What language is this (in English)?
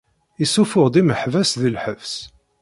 Kabyle